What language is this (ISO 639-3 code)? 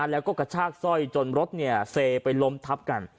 tha